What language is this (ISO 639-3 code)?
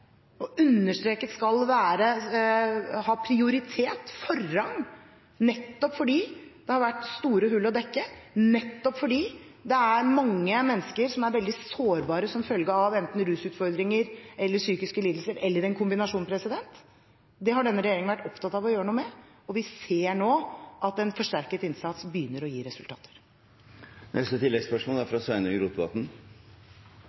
nor